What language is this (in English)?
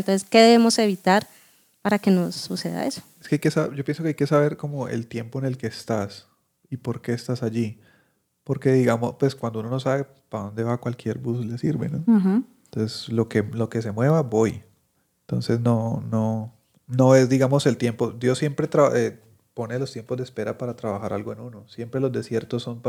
Spanish